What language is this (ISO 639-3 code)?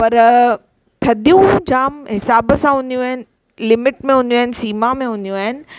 snd